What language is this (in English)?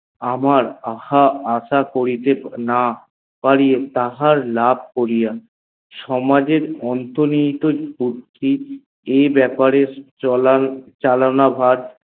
Bangla